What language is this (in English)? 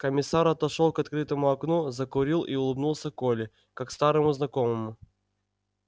Russian